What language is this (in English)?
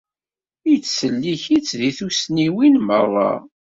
Kabyle